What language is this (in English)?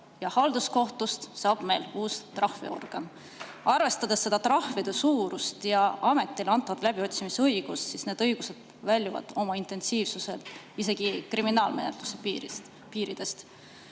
Estonian